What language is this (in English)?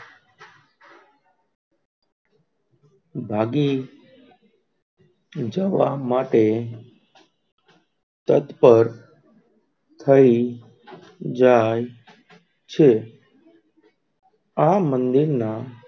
Gujarati